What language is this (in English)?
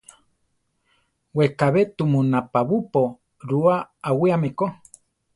Central Tarahumara